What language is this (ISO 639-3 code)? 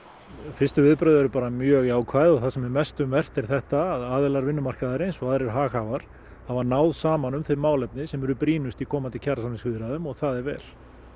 isl